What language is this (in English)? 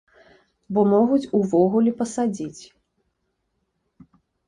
Belarusian